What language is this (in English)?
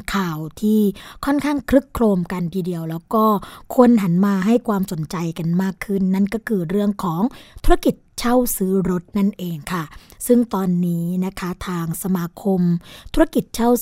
Thai